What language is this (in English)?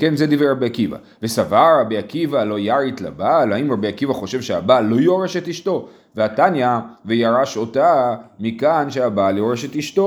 Hebrew